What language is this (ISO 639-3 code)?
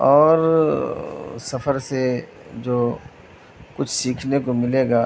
urd